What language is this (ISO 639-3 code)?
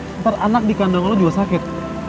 ind